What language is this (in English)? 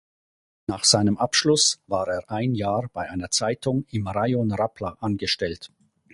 German